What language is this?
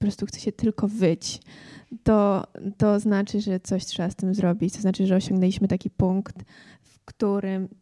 Polish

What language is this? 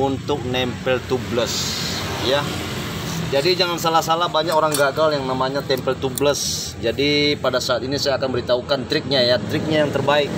Indonesian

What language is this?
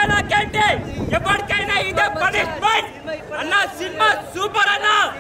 Hindi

